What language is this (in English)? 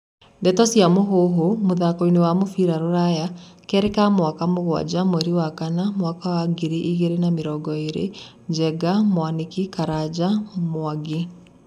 Kikuyu